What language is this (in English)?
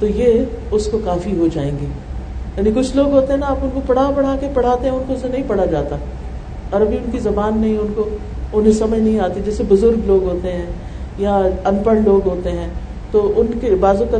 Urdu